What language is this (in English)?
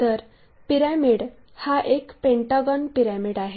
Marathi